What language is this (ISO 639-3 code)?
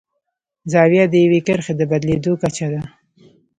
pus